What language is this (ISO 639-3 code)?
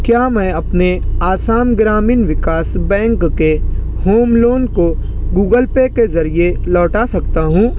urd